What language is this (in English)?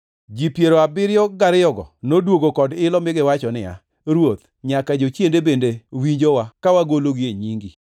Luo (Kenya and Tanzania)